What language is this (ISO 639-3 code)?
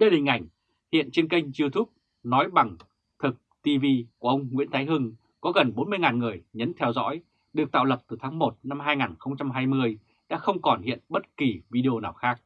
vie